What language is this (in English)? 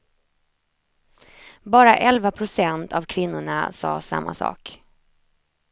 Swedish